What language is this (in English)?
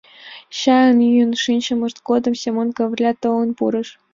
Mari